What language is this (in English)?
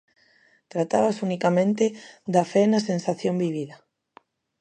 Galician